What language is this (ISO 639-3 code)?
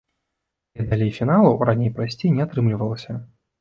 bel